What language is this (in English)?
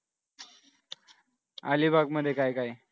Marathi